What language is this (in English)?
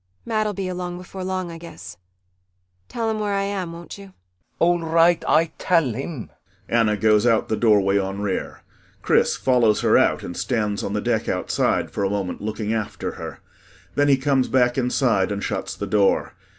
English